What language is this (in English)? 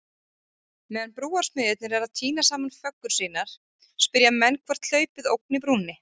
Icelandic